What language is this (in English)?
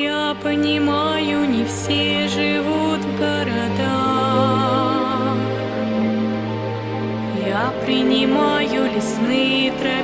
Russian